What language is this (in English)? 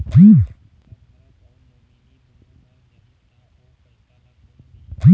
Chhattisgarhi